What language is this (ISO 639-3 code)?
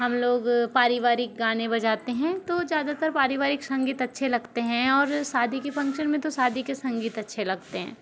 hin